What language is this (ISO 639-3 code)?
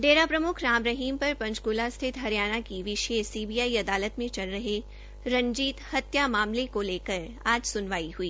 hin